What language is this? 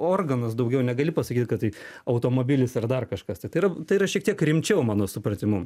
Lithuanian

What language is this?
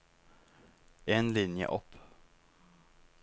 Norwegian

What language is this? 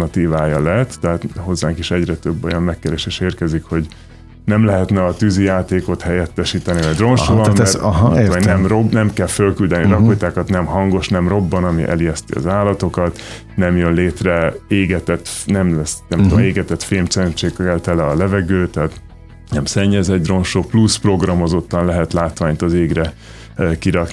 Hungarian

